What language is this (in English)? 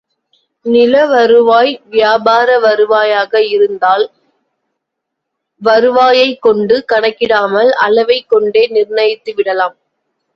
Tamil